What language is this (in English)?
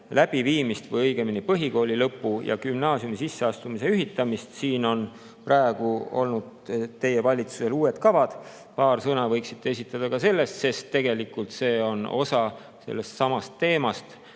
Estonian